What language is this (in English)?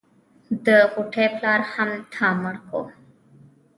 Pashto